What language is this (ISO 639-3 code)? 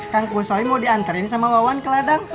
ind